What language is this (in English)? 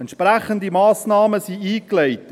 Swiss German